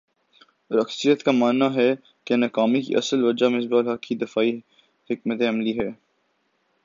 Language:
Urdu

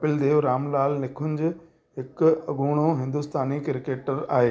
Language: Sindhi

